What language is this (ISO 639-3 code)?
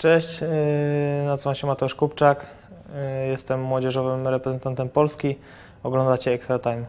pol